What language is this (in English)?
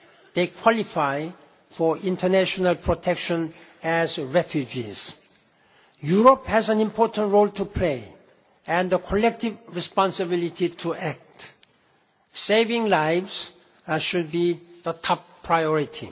English